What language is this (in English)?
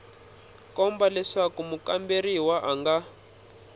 Tsonga